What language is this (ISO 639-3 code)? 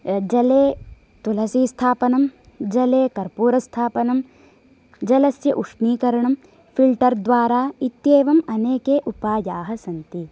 san